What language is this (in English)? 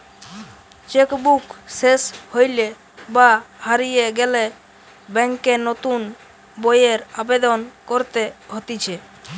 Bangla